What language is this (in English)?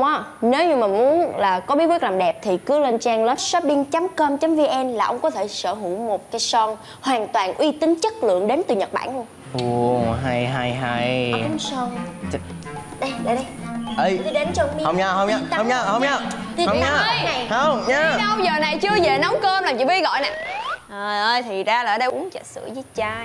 Vietnamese